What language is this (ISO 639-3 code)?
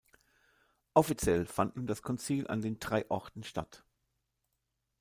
deu